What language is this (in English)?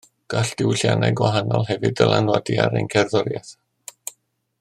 Welsh